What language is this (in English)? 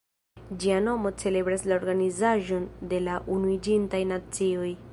Esperanto